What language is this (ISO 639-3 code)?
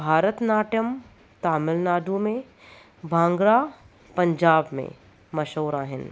snd